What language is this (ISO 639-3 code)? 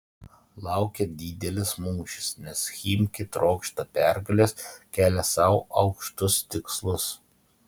lit